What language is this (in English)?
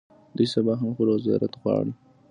Pashto